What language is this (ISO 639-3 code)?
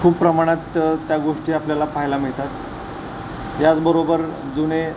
mar